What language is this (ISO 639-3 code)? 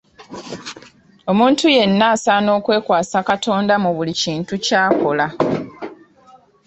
lug